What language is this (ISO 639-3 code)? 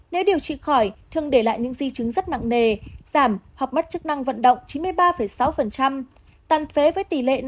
vie